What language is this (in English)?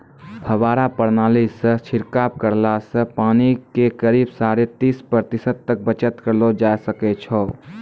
Maithili